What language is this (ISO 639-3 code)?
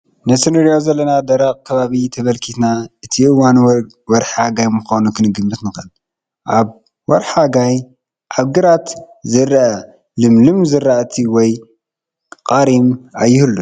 tir